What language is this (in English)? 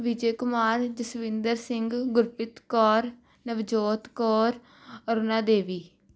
Punjabi